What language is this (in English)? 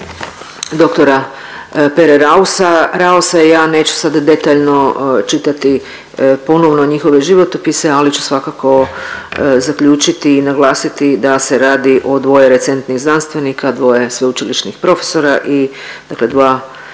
Croatian